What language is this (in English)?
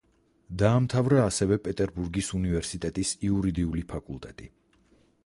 Georgian